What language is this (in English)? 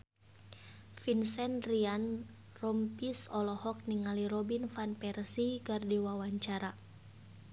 Sundanese